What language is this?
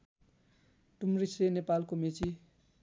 Nepali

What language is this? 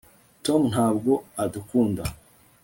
Kinyarwanda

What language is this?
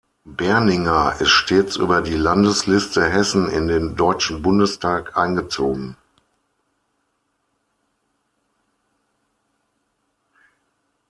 German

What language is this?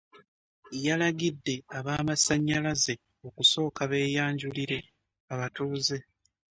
Ganda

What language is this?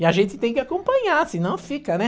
Portuguese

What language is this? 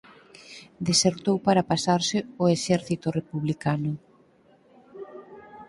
Galician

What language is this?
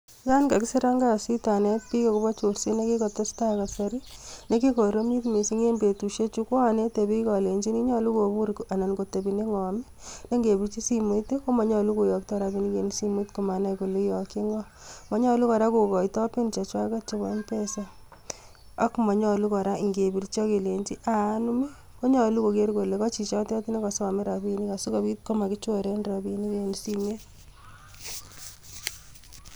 Kalenjin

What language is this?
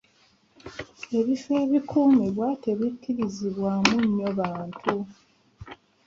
Ganda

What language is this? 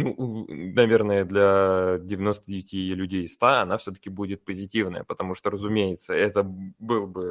Russian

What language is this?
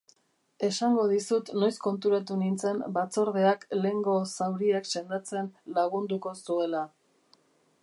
Basque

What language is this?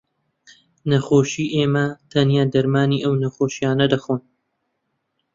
Central Kurdish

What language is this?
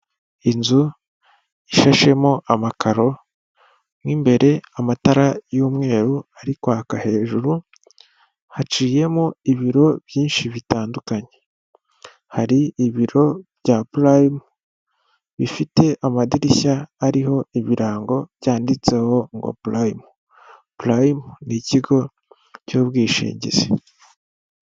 Kinyarwanda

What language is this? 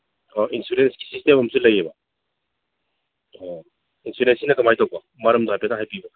Manipuri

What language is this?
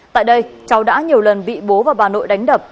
Vietnamese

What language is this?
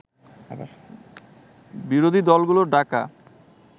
Bangla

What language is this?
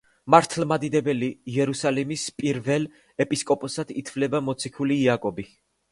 Georgian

